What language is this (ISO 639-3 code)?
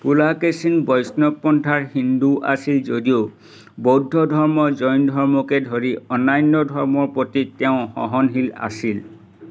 asm